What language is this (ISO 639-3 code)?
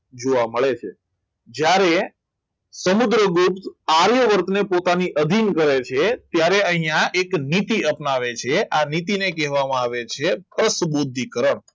guj